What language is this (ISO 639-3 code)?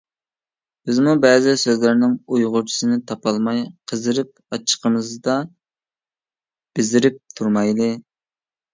uig